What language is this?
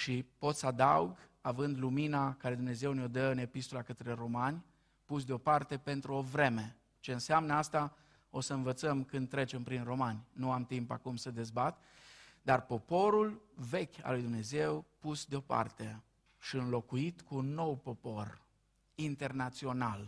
Romanian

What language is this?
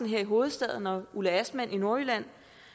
Danish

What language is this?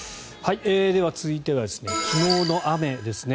Japanese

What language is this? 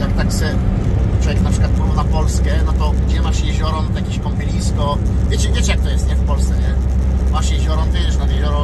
Polish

